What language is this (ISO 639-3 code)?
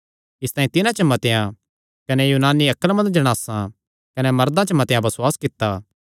xnr